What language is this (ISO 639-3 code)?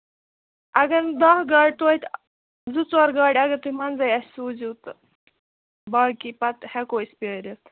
kas